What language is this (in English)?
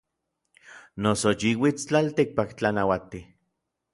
Orizaba Nahuatl